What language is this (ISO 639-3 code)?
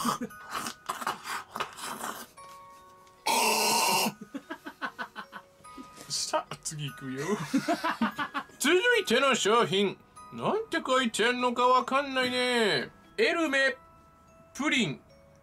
jpn